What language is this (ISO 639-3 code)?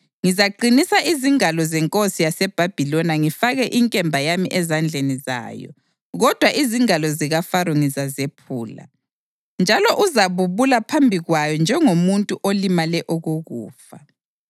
nde